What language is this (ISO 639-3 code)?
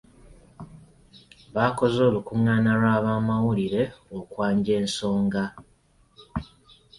lug